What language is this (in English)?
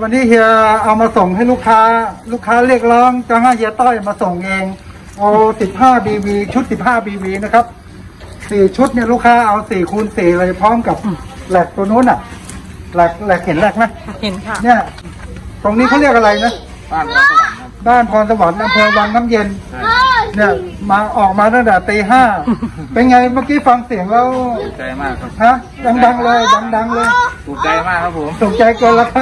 Thai